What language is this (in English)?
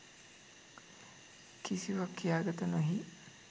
Sinhala